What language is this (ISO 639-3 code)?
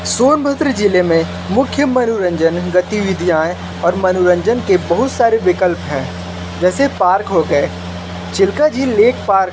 hin